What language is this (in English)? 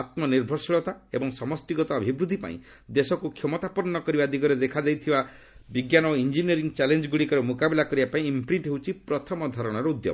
Odia